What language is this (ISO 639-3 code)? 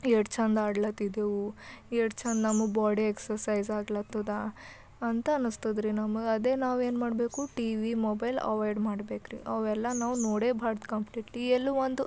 kan